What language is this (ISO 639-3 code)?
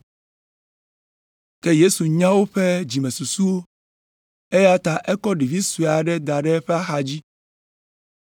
ewe